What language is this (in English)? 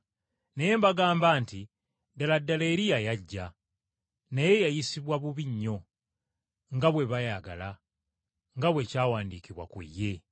Ganda